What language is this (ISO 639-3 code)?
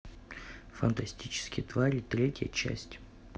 rus